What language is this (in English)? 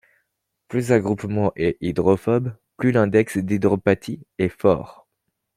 French